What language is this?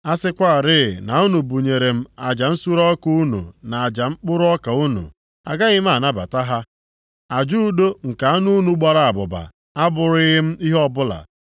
Igbo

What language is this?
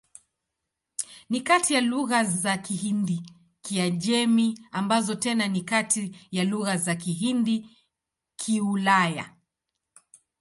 Swahili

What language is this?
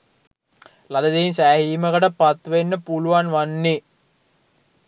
Sinhala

